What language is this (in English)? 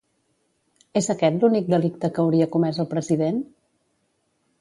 Catalan